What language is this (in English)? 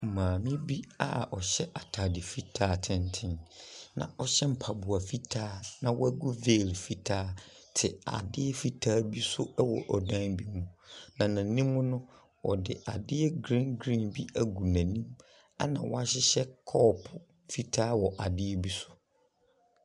Akan